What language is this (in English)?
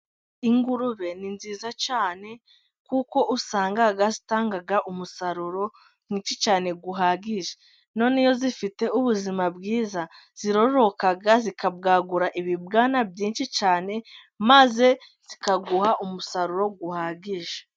Kinyarwanda